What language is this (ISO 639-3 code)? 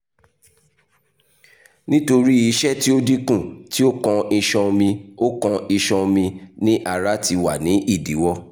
yor